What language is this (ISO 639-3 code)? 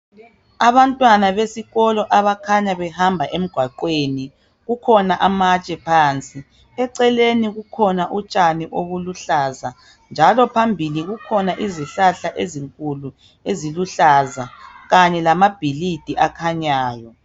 nde